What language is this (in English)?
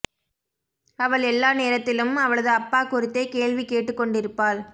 Tamil